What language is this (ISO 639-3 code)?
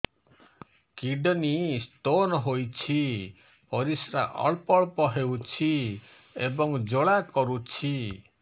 ori